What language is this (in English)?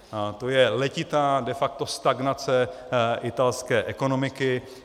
Czech